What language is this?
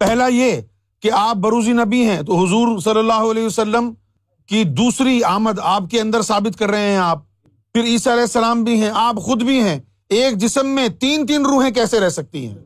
Urdu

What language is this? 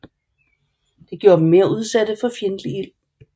Danish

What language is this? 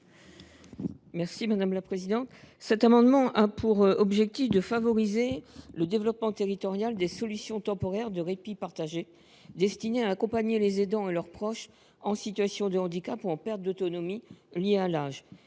French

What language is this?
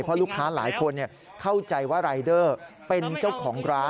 Thai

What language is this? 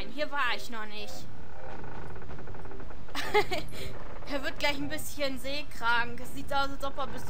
German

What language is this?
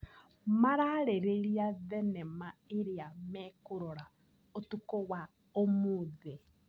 Kikuyu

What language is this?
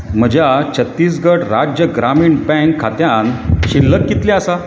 Konkani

